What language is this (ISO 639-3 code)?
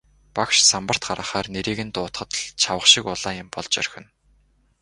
mon